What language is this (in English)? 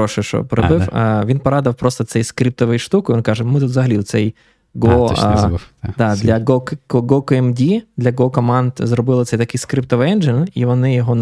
Ukrainian